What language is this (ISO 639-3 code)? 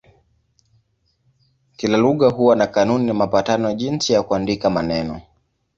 swa